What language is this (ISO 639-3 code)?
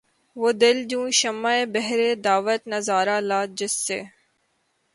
urd